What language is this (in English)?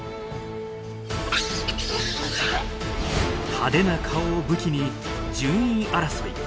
Japanese